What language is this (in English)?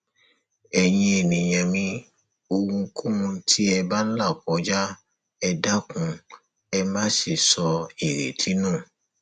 Yoruba